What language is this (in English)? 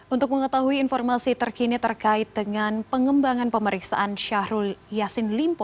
Indonesian